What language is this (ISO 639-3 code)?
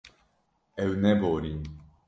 kur